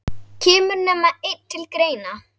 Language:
Icelandic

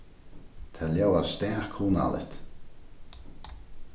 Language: Faroese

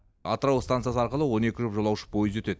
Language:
Kazakh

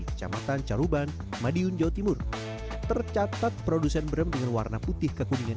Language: Indonesian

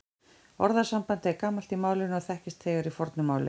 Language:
Icelandic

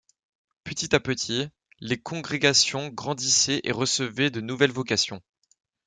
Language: French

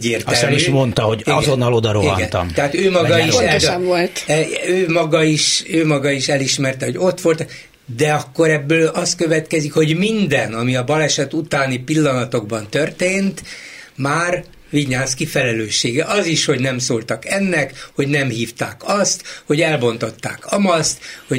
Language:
Hungarian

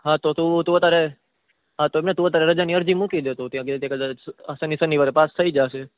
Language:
Gujarati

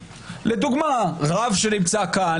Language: Hebrew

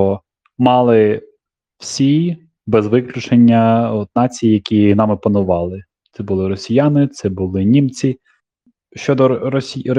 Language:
Ukrainian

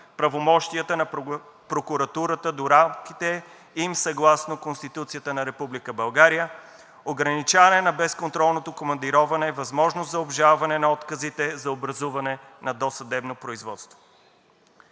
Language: Bulgarian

